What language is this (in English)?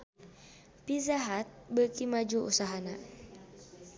Sundanese